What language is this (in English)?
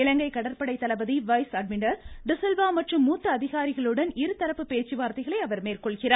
Tamil